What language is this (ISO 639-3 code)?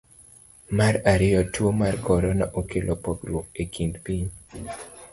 luo